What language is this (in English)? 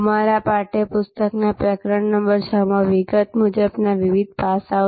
Gujarati